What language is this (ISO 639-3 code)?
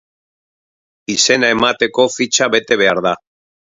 eus